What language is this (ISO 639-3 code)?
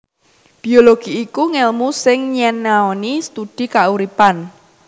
jav